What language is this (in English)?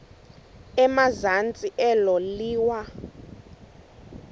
Xhosa